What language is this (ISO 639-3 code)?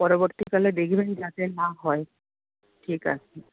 ben